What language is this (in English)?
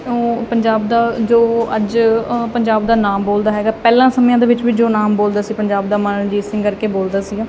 Punjabi